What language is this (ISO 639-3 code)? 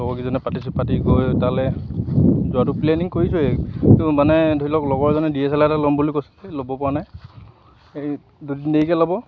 asm